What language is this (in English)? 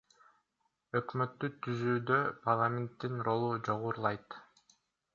Kyrgyz